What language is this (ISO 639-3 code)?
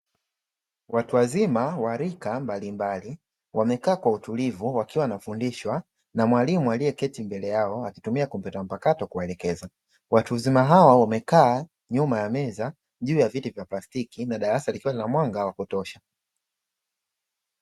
swa